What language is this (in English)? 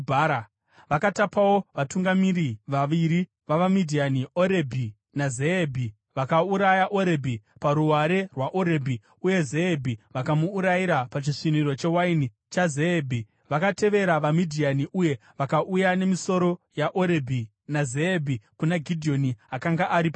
Shona